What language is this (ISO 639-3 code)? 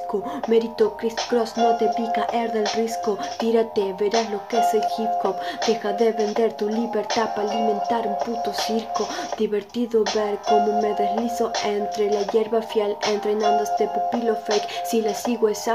spa